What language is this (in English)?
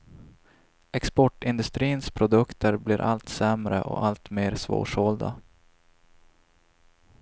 Swedish